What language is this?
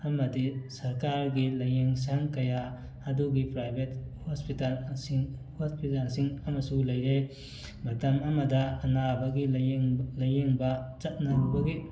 Manipuri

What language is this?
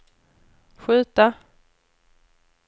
Swedish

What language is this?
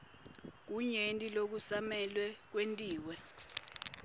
Swati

